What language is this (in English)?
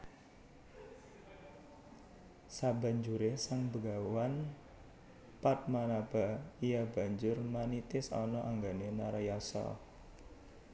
Javanese